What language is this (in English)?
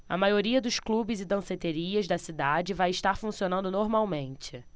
Portuguese